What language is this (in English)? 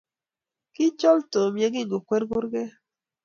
Kalenjin